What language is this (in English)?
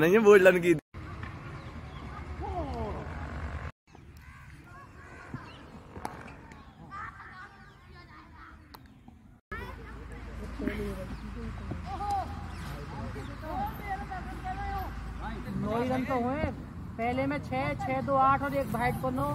Spanish